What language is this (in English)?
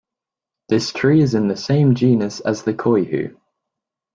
English